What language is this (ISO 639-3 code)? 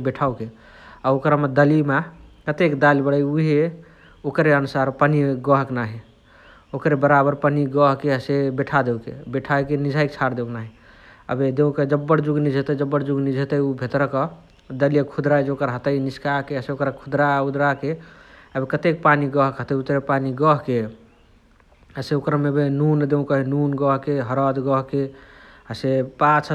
the